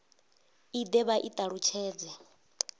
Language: Venda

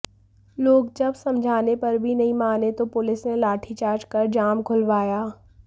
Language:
Hindi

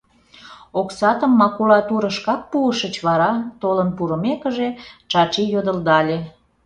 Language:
Mari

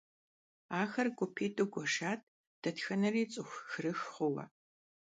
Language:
Kabardian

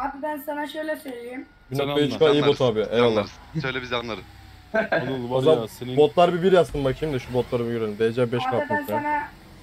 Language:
Turkish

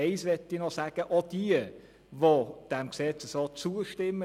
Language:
Swiss German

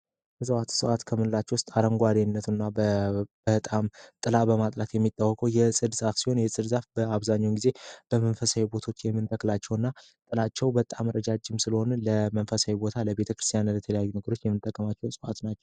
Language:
Amharic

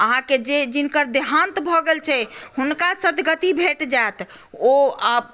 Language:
Maithili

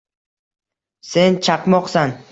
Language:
Uzbek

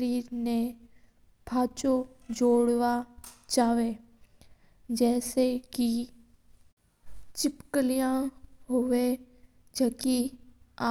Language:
Mewari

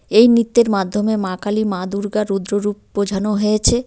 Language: Bangla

